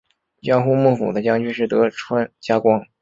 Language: Chinese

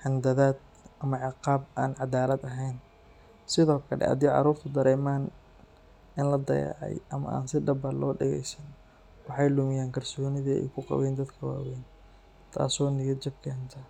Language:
Somali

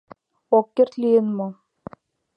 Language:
Mari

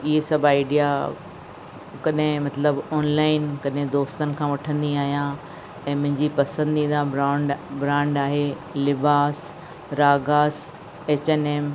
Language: Sindhi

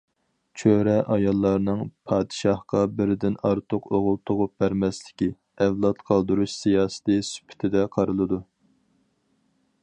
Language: Uyghur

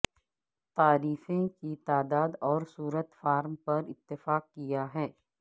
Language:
Urdu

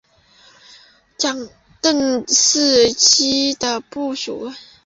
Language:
Chinese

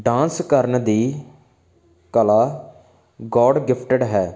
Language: Punjabi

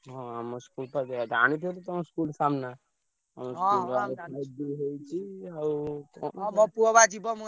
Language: Odia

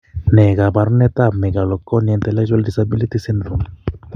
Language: Kalenjin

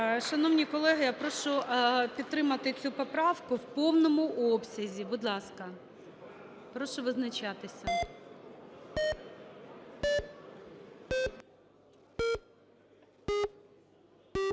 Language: Ukrainian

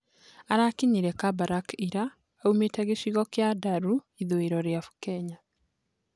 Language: Kikuyu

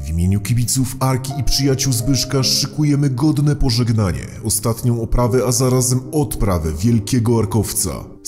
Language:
Polish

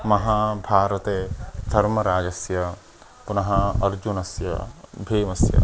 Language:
Sanskrit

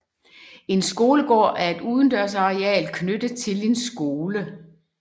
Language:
Danish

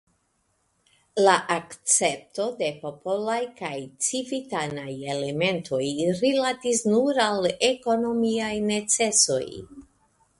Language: Esperanto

